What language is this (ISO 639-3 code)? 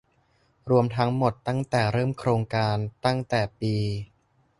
tha